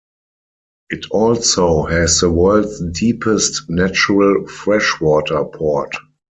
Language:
English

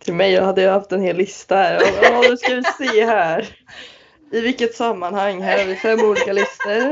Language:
Swedish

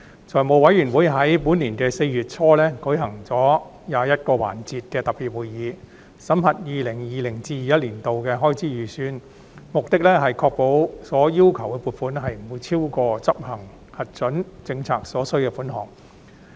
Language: Cantonese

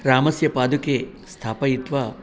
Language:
Sanskrit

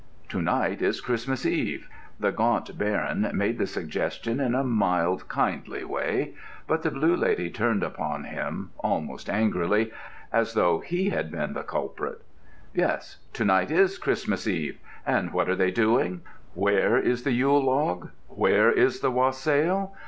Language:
English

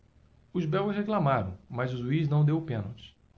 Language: Portuguese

